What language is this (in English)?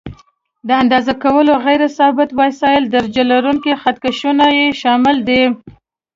Pashto